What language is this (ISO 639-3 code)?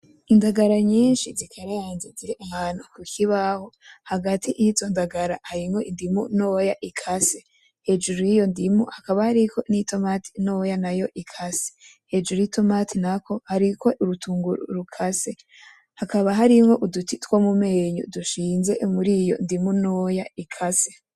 run